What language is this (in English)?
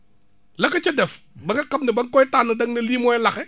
Wolof